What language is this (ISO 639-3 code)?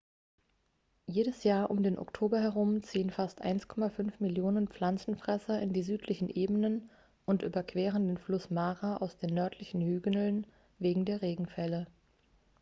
deu